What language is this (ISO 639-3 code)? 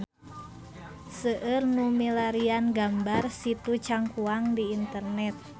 sun